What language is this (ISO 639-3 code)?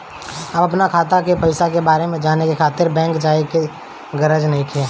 bho